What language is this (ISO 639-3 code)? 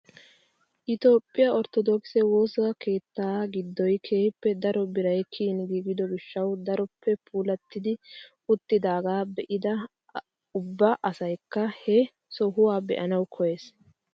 wal